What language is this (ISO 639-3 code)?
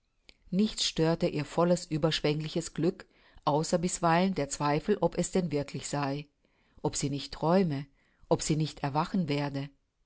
deu